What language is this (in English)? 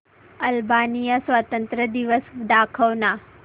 Marathi